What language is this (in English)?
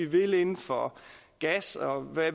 Danish